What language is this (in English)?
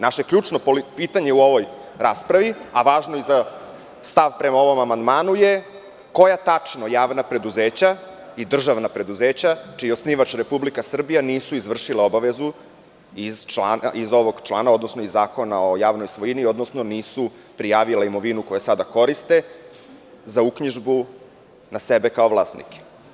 Serbian